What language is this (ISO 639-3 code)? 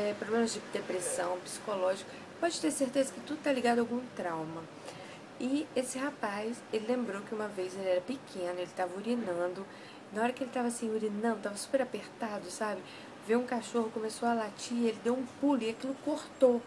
por